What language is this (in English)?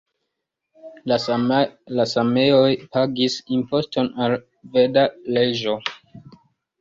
Esperanto